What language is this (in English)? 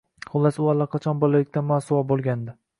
Uzbek